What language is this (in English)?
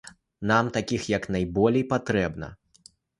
Belarusian